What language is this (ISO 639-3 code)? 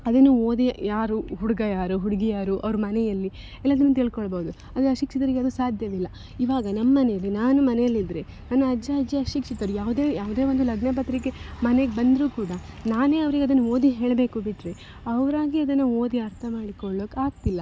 kan